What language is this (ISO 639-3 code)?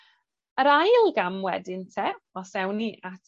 cym